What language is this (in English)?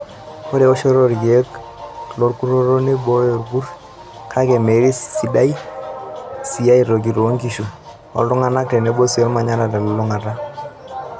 Masai